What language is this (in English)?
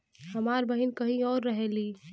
Bhojpuri